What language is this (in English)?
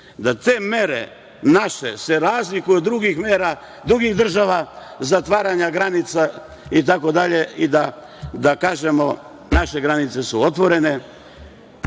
Serbian